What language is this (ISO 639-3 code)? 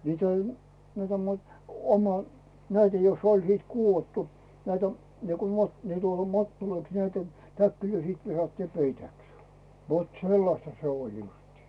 fin